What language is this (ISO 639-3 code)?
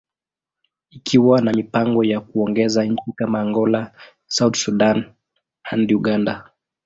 swa